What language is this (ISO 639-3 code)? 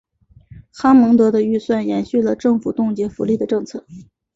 zho